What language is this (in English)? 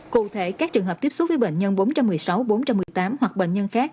Vietnamese